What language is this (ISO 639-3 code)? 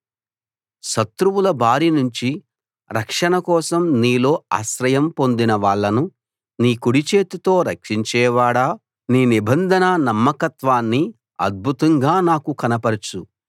tel